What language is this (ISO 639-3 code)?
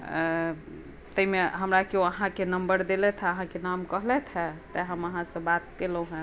mai